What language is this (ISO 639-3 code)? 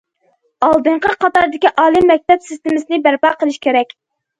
uig